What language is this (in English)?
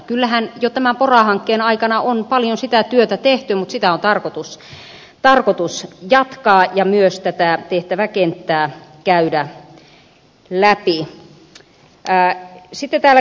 Finnish